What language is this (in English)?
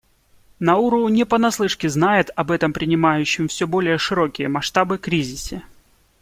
Russian